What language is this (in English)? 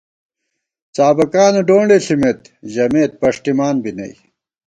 Gawar-Bati